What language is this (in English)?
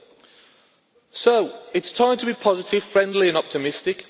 English